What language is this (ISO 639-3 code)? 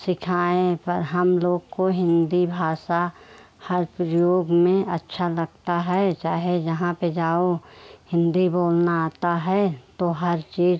hin